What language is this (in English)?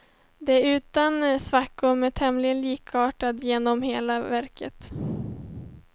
Swedish